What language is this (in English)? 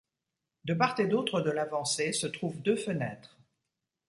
French